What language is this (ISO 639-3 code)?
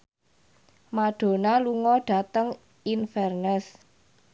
jav